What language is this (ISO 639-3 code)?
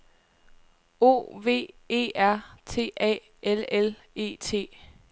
dan